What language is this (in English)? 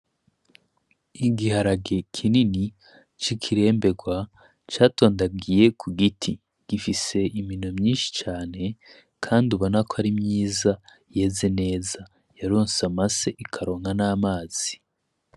Rundi